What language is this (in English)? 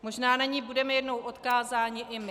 Czech